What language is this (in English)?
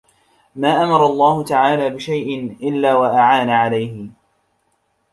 Arabic